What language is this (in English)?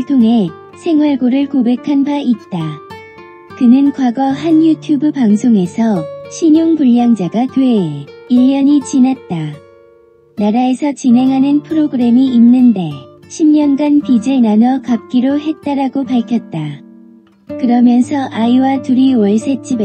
Korean